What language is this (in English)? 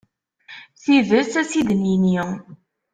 Kabyle